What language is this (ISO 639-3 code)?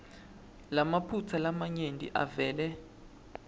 ssw